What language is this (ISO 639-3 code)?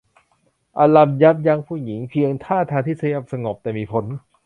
tha